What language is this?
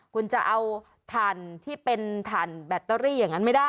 Thai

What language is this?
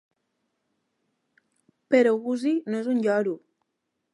Catalan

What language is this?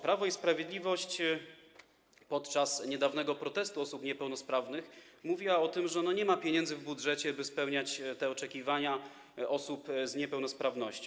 Polish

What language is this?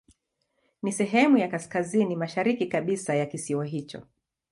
Swahili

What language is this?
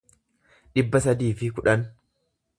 Oromo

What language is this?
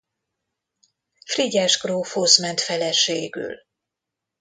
Hungarian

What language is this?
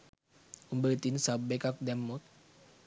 Sinhala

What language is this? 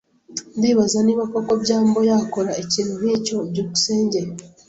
Kinyarwanda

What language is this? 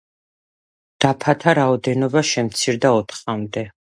Georgian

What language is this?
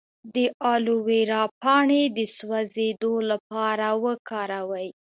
Pashto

